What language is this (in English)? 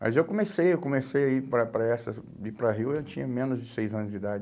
Portuguese